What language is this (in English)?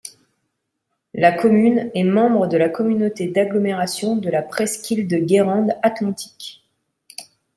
French